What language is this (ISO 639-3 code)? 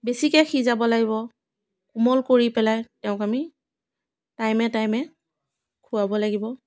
asm